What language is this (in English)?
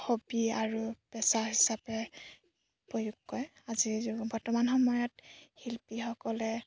Assamese